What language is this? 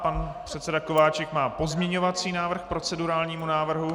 Czech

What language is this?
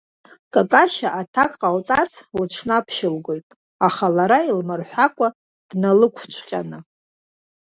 Abkhazian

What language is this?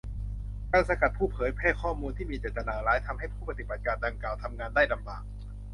Thai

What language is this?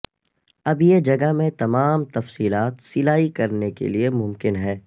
Urdu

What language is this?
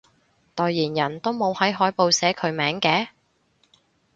Cantonese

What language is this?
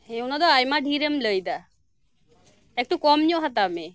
Santali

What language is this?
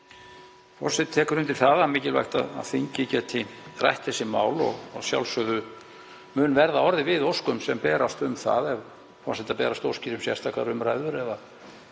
Icelandic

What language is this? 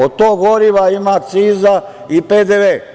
Serbian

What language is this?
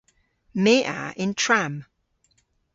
Cornish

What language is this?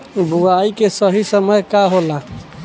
Bhojpuri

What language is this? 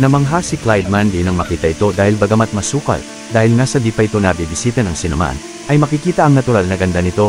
Filipino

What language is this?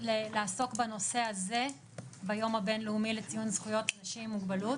Hebrew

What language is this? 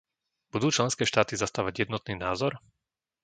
Slovak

